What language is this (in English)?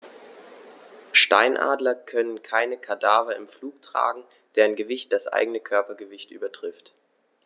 German